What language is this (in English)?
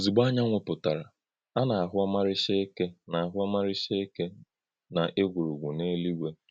Igbo